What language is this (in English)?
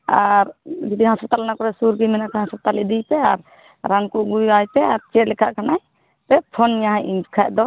Santali